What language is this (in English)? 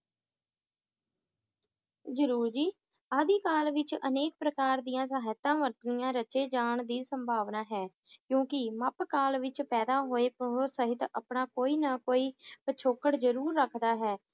Punjabi